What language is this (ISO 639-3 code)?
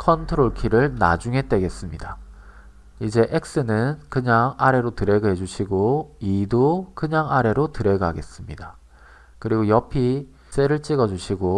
kor